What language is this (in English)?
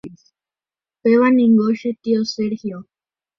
Guarani